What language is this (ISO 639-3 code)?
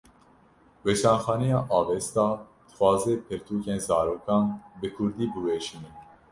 kur